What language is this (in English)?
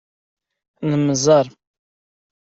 Kabyle